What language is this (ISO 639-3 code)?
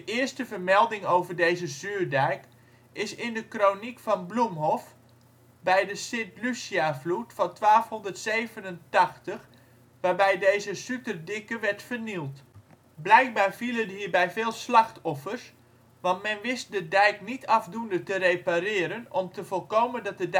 nld